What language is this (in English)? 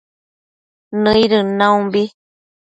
Matsés